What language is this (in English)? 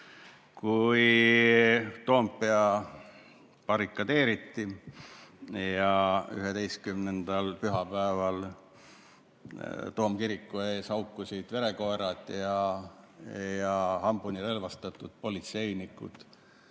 Estonian